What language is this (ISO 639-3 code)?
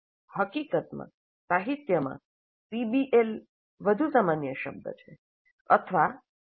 guj